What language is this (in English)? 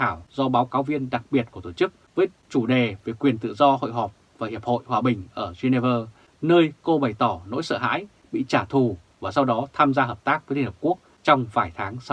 Vietnamese